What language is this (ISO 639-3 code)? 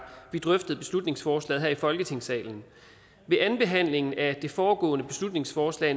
dan